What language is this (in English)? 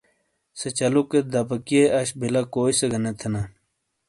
Shina